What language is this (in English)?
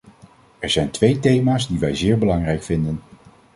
Dutch